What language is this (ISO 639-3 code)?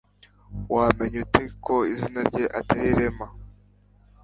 kin